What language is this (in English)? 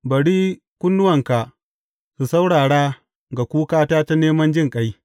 Hausa